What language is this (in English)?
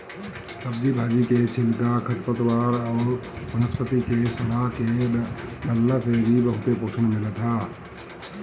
Bhojpuri